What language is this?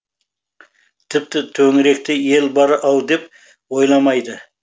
Kazakh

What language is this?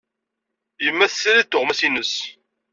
Kabyle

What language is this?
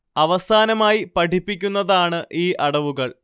Malayalam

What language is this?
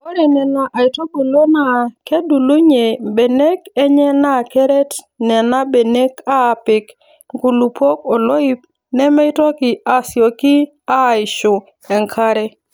Masai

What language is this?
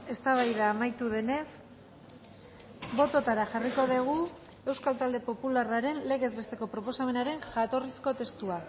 Basque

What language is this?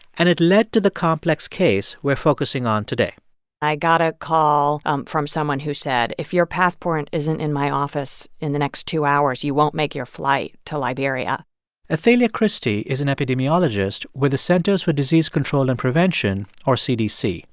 English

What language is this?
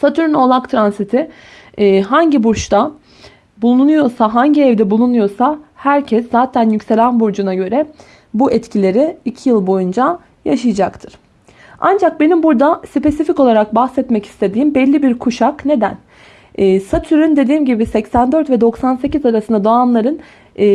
Turkish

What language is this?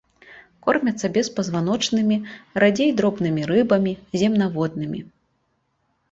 Belarusian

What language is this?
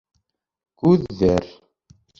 Bashkir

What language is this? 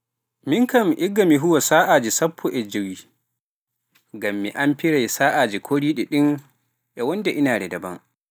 Pular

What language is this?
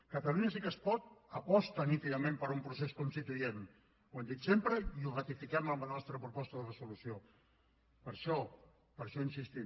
Catalan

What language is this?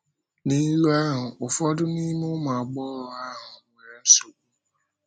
Igbo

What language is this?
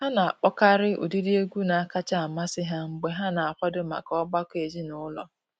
Igbo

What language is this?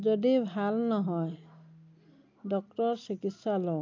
Assamese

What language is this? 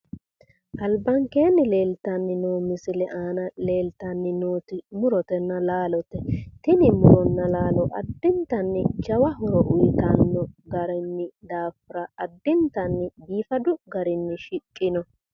Sidamo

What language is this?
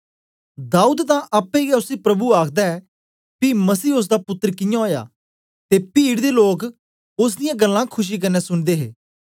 Dogri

